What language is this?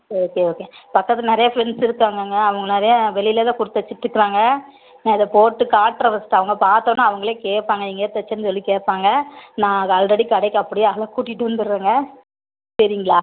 Tamil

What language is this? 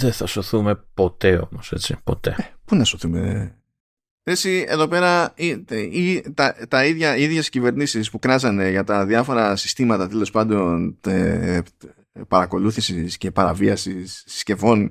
Greek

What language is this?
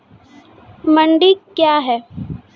Maithili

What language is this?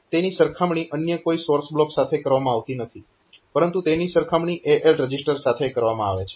Gujarati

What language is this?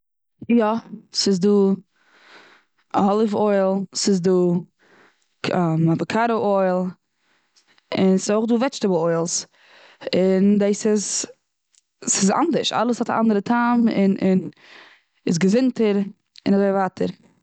Yiddish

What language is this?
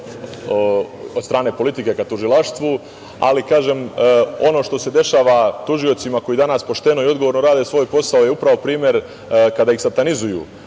Serbian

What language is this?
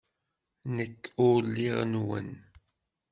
Kabyle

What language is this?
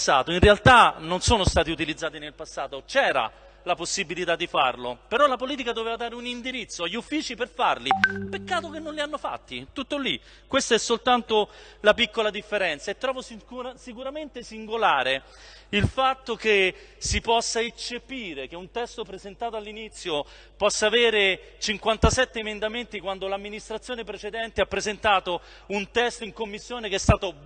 Italian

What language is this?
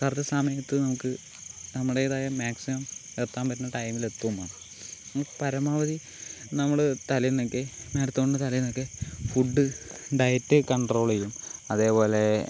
Malayalam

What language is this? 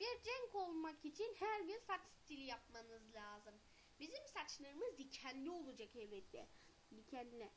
Turkish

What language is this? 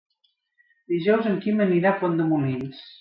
Catalan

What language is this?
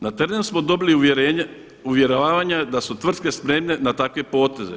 Croatian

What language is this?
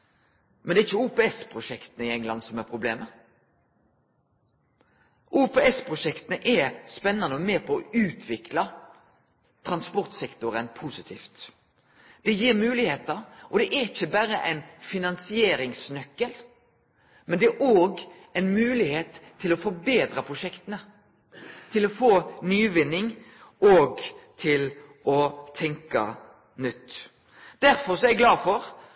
Norwegian Nynorsk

